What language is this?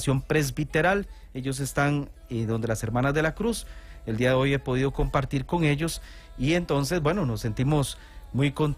Spanish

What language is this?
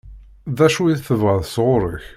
Kabyle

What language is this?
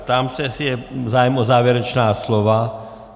Czech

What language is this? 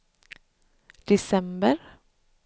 Swedish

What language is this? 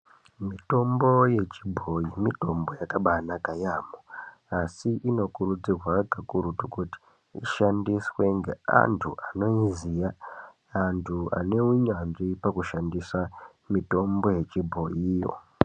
Ndau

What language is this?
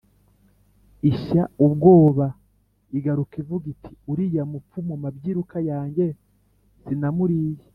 Kinyarwanda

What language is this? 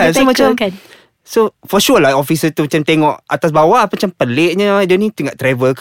Malay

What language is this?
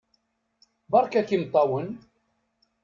Kabyle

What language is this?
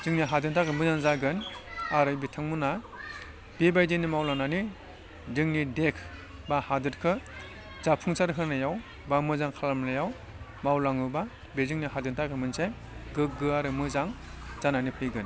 Bodo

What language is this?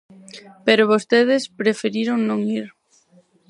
Galician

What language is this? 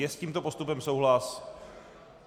Czech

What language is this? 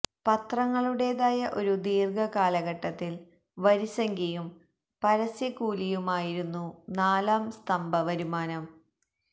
Malayalam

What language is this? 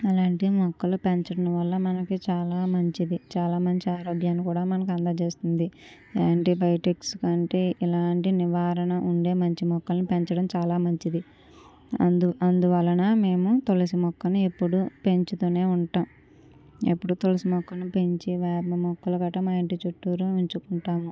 Telugu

